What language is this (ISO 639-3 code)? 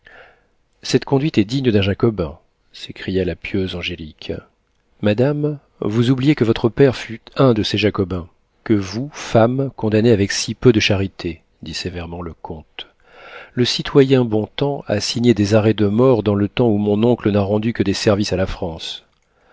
fra